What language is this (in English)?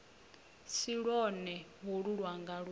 Venda